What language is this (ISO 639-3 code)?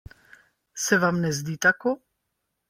slv